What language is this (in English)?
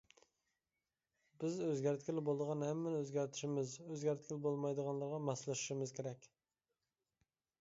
Uyghur